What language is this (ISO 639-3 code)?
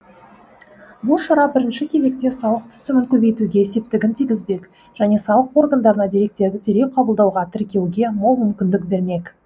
kaz